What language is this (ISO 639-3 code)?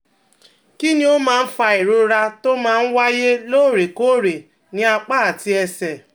yor